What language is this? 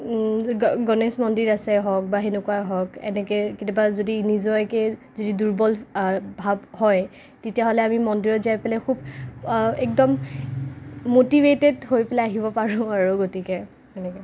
Assamese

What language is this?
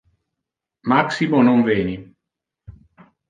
Interlingua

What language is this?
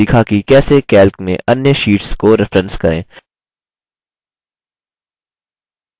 Hindi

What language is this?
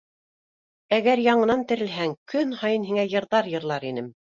Bashkir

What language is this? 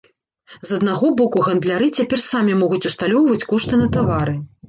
Belarusian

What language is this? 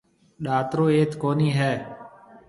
Marwari (Pakistan)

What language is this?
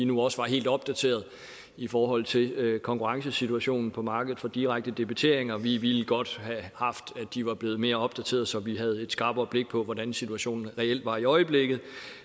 Danish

